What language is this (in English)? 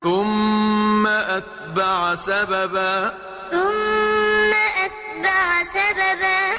Arabic